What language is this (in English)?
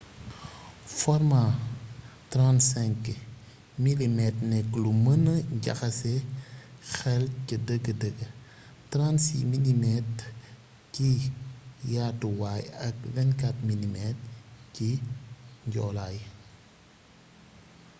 Wolof